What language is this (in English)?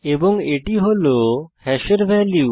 Bangla